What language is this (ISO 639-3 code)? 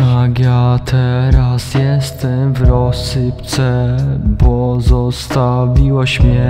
pol